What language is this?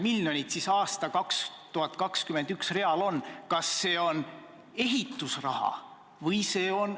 Estonian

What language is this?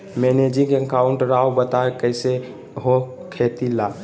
Magahi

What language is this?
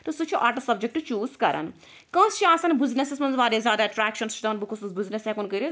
Kashmiri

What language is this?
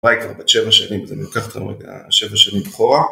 Hebrew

